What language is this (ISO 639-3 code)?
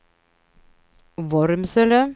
swe